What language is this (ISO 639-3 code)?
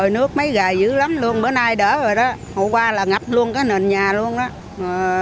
vie